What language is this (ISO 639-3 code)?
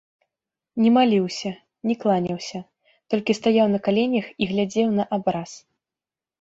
bel